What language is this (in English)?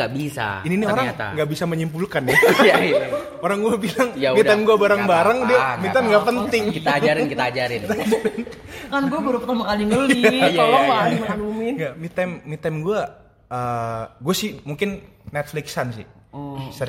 Indonesian